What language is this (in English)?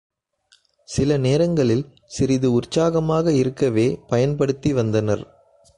Tamil